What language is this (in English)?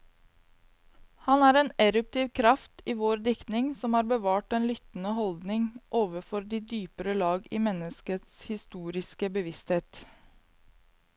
Norwegian